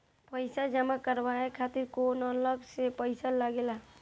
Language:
Bhojpuri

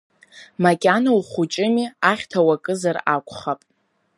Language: Abkhazian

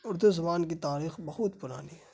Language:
Urdu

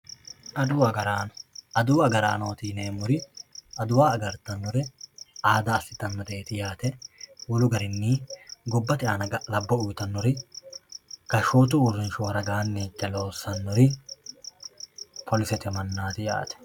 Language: Sidamo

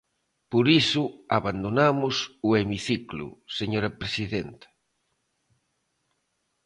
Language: Galician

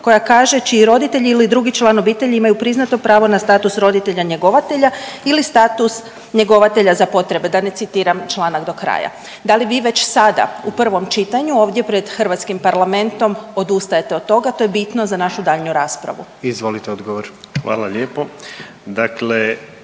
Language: Croatian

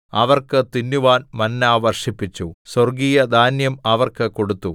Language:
Malayalam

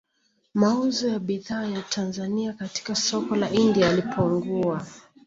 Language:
Swahili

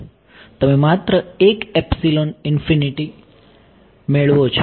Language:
Gujarati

